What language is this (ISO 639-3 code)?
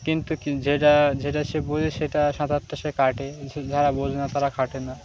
ben